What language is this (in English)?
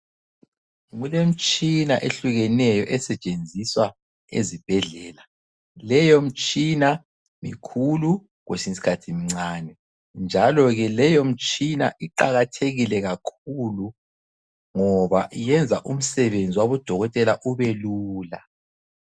North Ndebele